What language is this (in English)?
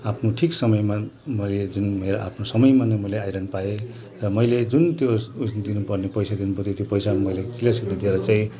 Nepali